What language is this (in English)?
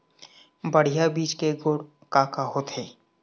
Chhattisgarhi